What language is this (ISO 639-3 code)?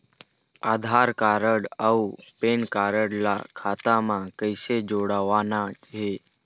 hne